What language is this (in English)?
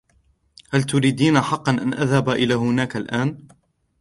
Arabic